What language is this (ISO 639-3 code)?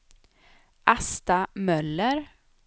swe